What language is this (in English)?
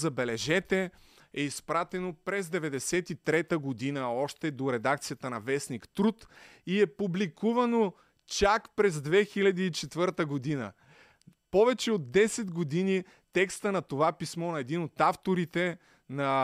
Bulgarian